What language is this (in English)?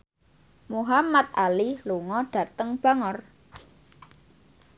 Javanese